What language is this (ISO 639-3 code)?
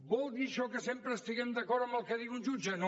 cat